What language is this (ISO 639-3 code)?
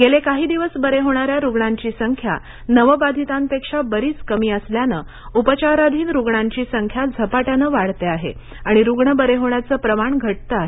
mar